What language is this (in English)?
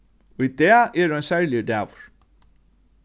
Faroese